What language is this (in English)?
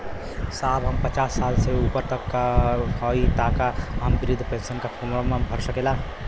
Bhojpuri